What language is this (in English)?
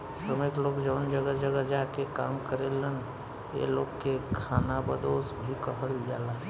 Bhojpuri